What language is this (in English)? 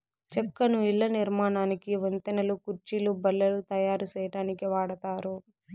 Telugu